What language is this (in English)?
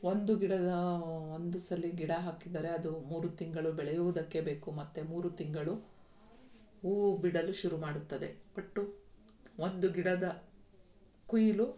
Kannada